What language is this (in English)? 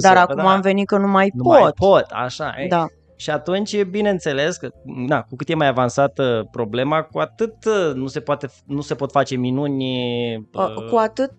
Romanian